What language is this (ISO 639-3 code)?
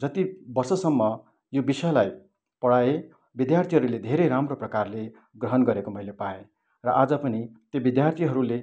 nep